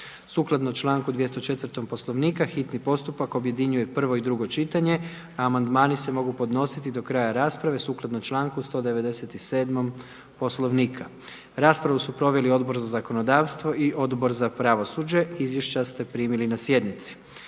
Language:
Croatian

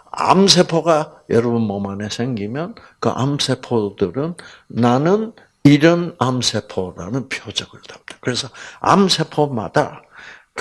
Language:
Korean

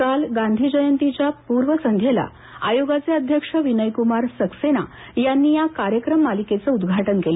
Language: Marathi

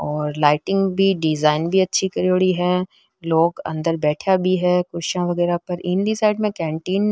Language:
Rajasthani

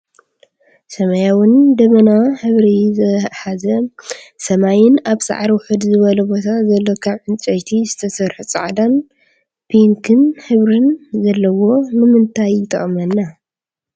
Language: Tigrinya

